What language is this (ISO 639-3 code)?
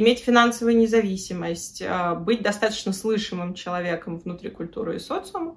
rus